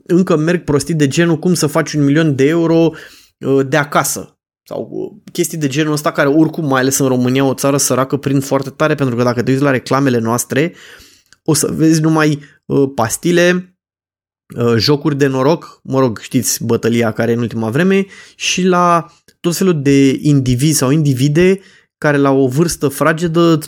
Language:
Romanian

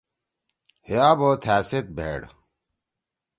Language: Torwali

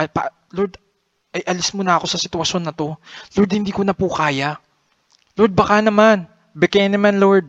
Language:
Filipino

